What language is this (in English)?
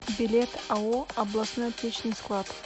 Russian